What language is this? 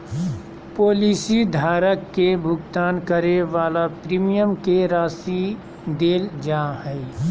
Magahi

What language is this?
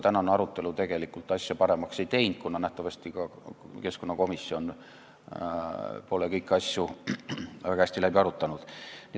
Estonian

